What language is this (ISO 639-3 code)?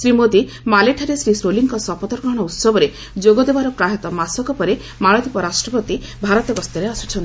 ori